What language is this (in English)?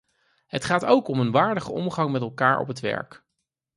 Dutch